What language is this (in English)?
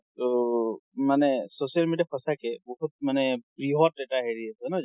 Assamese